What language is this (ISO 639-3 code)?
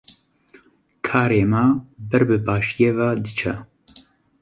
kur